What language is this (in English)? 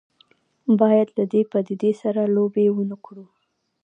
Pashto